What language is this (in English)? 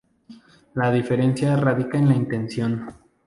Spanish